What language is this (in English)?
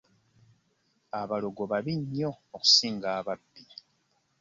Ganda